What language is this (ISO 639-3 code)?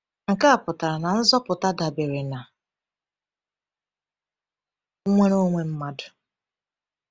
ibo